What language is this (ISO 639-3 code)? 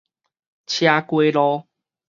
nan